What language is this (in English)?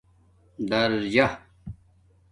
Domaaki